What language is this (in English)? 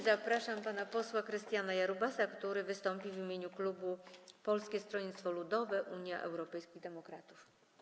Polish